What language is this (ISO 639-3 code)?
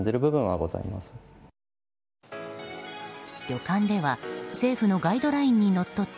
jpn